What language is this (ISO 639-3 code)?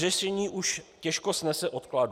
ces